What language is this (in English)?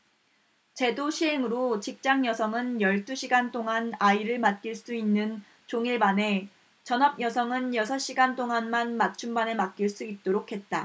Korean